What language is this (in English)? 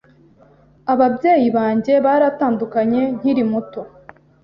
Kinyarwanda